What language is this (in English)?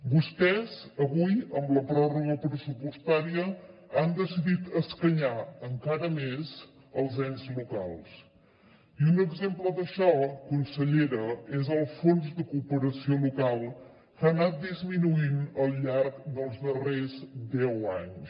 Catalan